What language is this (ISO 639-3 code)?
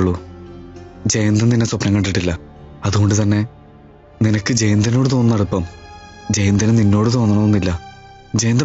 mal